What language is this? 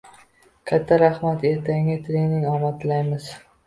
Uzbek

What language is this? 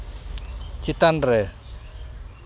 Santali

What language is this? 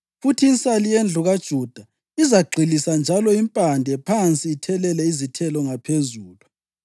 North Ndebele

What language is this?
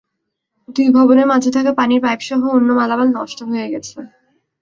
Bangla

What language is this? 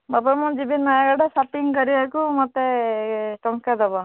Odia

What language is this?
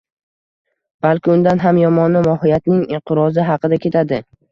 Uzbek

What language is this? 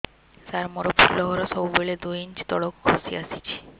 Odia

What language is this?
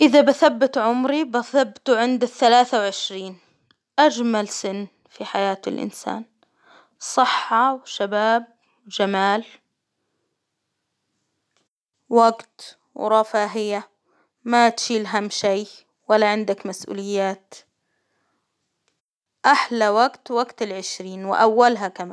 Hijazi Arabic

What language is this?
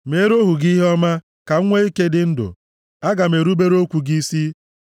Igbo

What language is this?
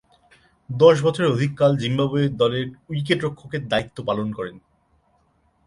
Bangla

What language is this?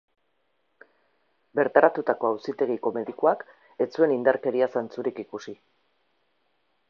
Basque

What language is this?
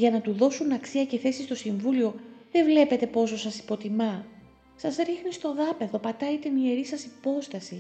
Greek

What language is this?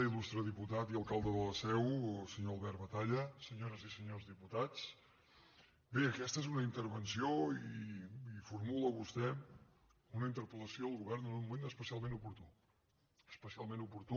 Catalan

